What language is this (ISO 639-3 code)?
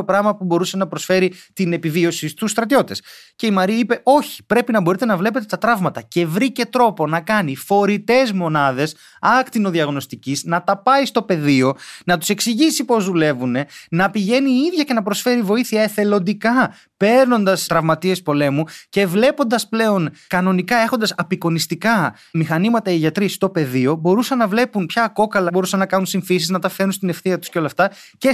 ell